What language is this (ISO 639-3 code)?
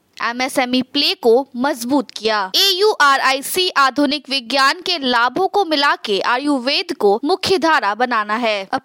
hin